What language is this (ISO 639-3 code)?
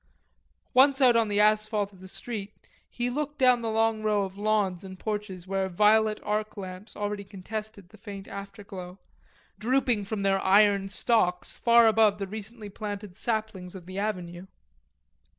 eng